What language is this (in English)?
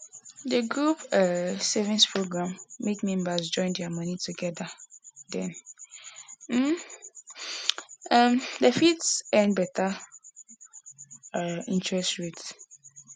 Nigerian Pidgin